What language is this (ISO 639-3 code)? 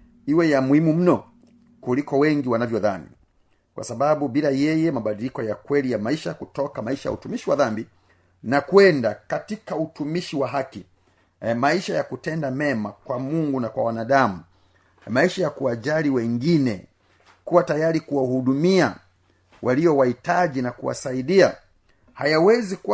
swa